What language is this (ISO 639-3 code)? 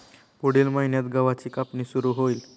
mar